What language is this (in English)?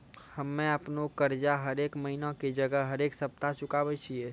Maithili